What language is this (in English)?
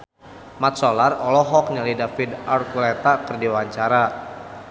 Sundanese